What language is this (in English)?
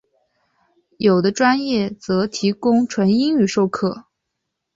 Chinese